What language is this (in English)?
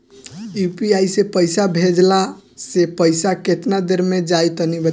Bhojpuri